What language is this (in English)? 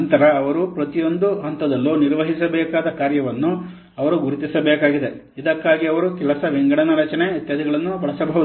Kannada